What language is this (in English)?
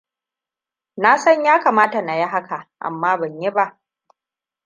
Hausa